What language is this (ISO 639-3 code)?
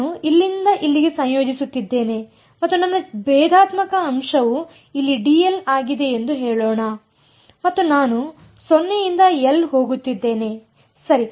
kan